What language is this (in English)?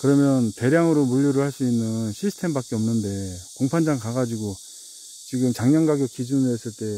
Korean